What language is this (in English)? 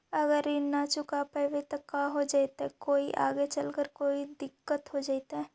Magahi